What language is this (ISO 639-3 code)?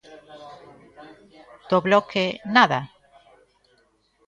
glg